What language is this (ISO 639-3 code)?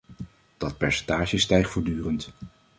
nld